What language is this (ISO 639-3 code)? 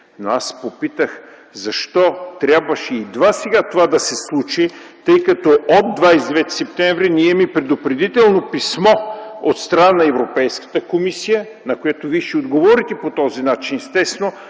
bul